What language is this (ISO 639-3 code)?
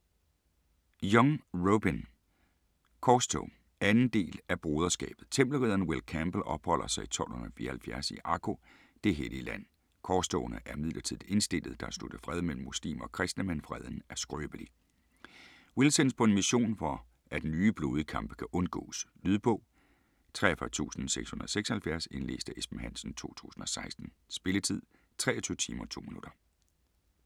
dan